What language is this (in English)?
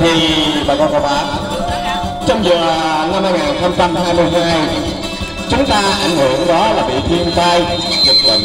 Vietnamese